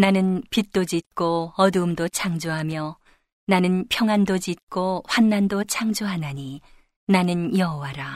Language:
Korean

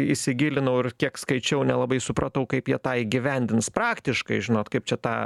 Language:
Lithuanian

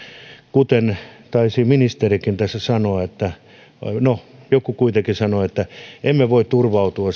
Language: Finnish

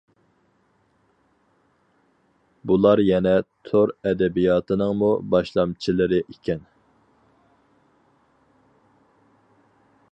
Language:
Uyghur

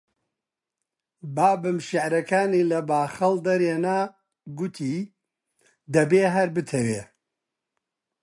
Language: Central Kurdish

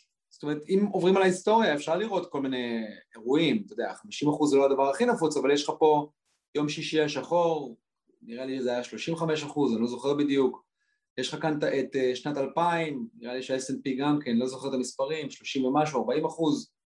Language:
Hebrew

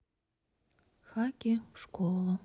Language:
Russian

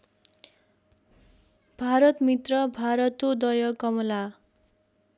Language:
Nepali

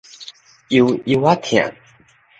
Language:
Min Nan Chinese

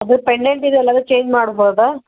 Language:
Kannada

